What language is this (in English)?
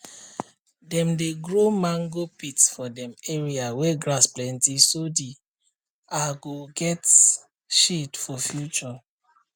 Nigerian Pidgin